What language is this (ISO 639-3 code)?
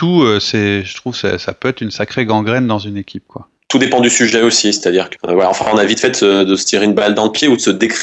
fra